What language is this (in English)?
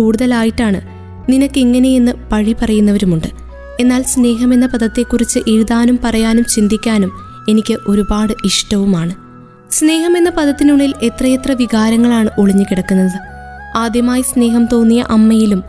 Malayalam